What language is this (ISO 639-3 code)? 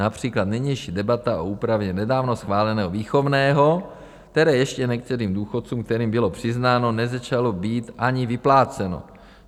ces